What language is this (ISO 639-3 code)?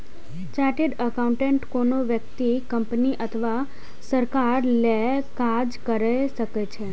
mai